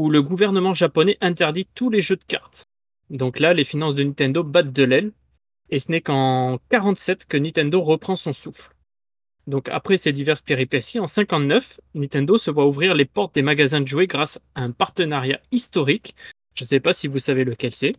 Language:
French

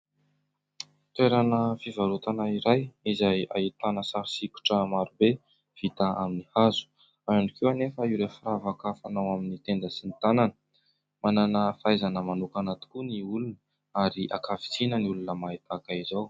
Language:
Malagasy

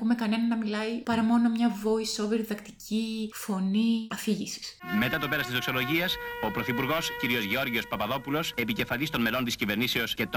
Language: Greek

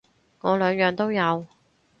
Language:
Cantonese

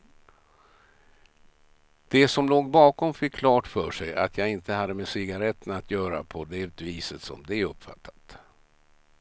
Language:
Swedish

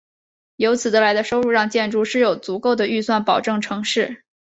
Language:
Chinese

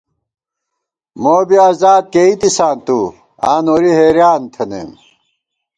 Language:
Gawar-Bati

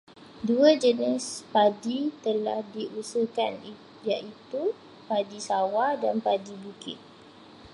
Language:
Malay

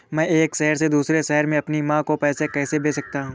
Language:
Hindi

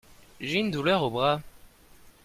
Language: French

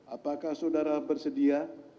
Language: Indonesian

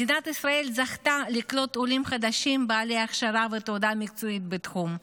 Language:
Hebrew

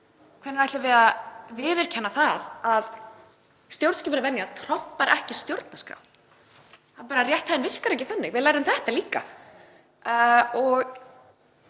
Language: Icelandic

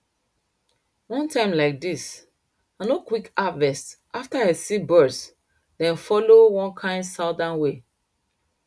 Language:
Nigerian Pidgin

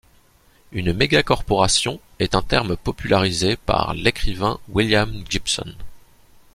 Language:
French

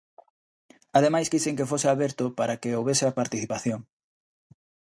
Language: Galician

